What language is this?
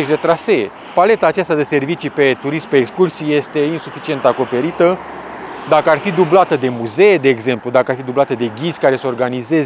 Romanian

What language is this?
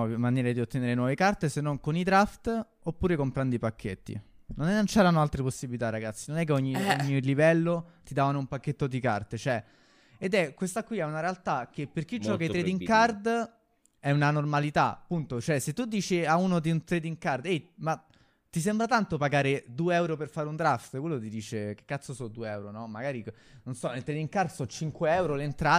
Italian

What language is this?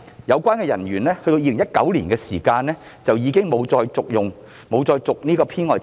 Cantonese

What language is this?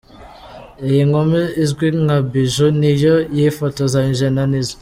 Kinyarwanda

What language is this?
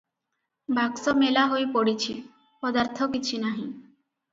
Odia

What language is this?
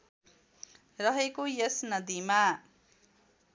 Nepali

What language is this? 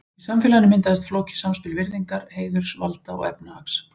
Icelandic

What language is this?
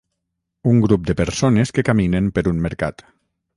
Catalan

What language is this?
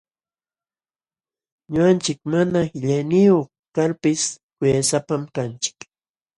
Jauja Wanca Quechua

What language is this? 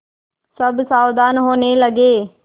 Hindi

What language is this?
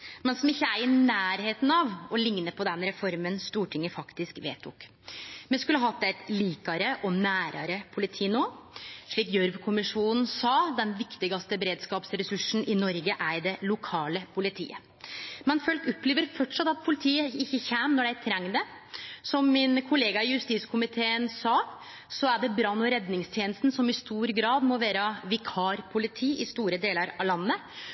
Norwegian Nynorsk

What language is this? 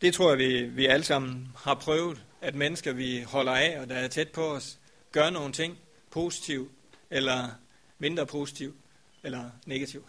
Danish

